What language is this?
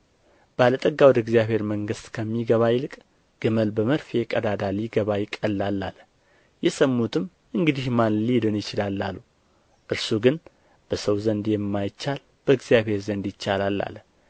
Amharic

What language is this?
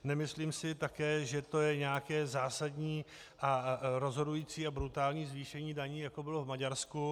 Czech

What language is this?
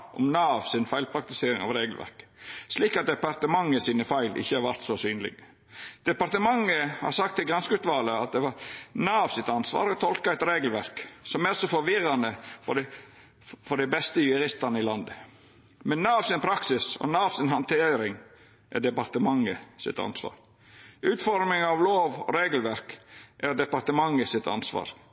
Norwegian Nynorsk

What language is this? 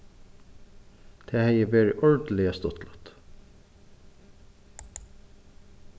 Faroese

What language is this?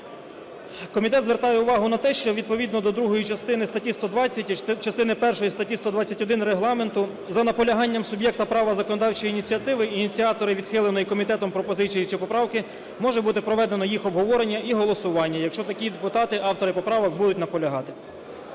Ukrainian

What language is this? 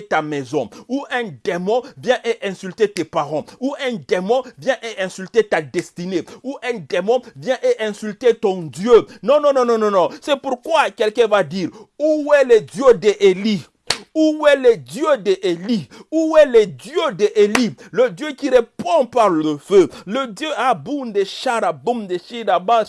French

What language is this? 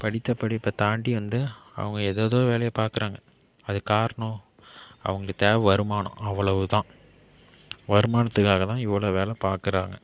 Tamil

